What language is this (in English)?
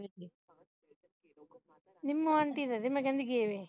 Punjabi